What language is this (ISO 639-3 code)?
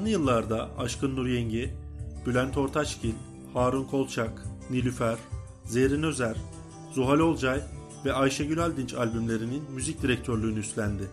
tur